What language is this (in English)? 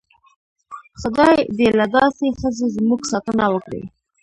Pashto